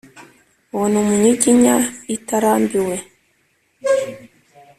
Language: Kinyarwanda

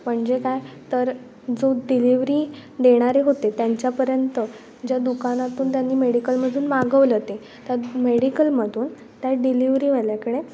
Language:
Marathi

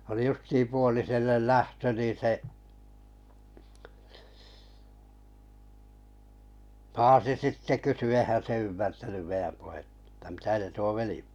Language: Finnish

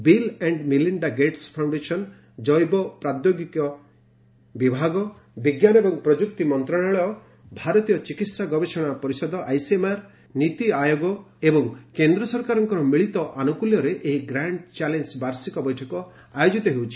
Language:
Odia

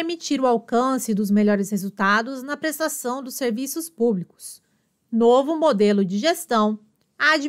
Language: Portuguese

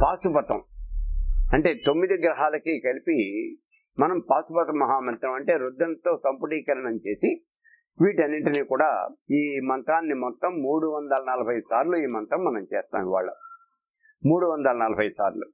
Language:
Telugu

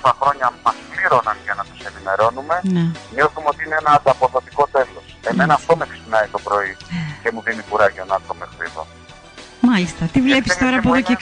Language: Greek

